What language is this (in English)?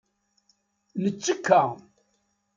Kabyle